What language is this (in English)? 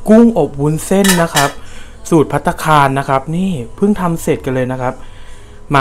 Thai